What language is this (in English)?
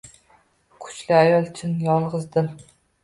Uzbek